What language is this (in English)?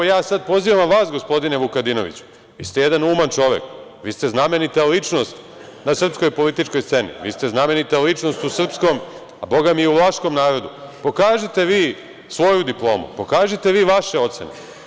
Serbian